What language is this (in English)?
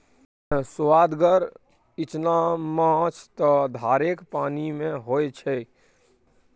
Maithili